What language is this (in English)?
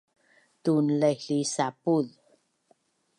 Bunun